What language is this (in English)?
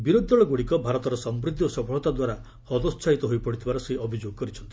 Odia